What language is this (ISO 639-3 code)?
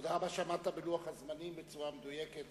heb